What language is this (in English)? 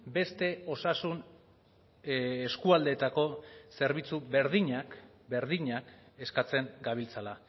Basque